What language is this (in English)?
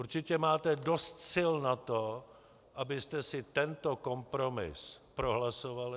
Czech